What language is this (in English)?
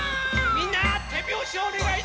Japanese